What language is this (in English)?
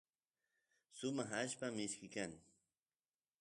Santiago del Estero Quichua